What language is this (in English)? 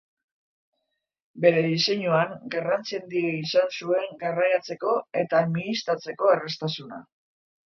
Basque